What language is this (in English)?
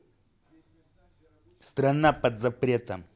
Russian